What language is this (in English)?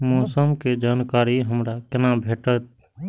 Maithili